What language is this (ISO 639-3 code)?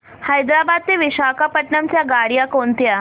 mar